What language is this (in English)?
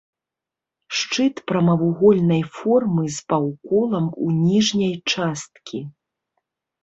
Belarusian